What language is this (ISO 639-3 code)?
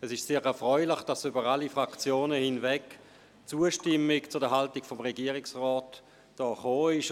gsw